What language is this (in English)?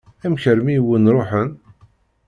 Kabyle